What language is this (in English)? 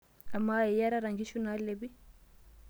Masai